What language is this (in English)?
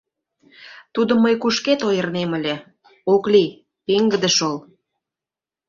Mari